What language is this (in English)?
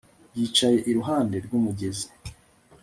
Kinyarwanda